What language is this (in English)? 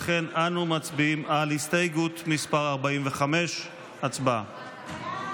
Hebrew